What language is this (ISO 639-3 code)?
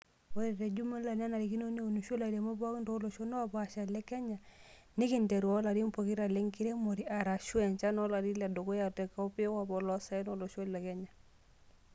mas